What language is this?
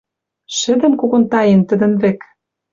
Western Mari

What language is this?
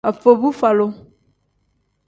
Tem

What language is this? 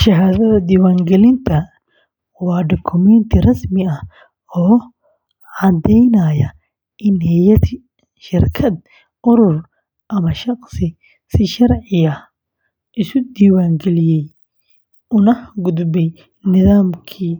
Somali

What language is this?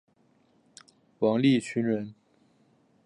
Chinese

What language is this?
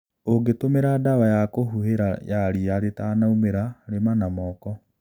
Kikuyu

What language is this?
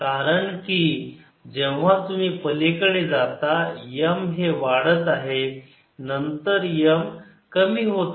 Marathi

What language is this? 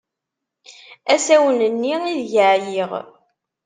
Kabyle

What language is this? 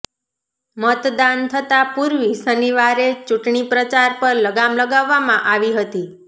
Gujarati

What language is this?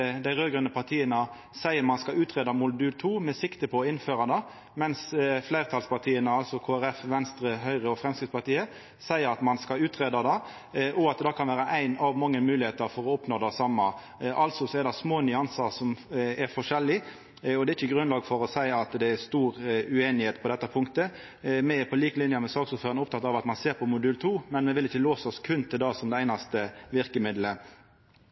Norwegian Nynorsk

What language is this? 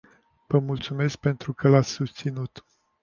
Romanian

